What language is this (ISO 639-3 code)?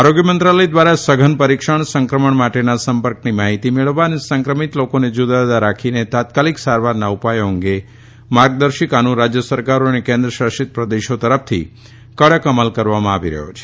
guj